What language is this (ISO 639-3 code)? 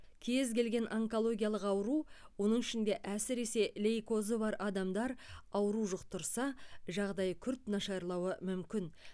kaz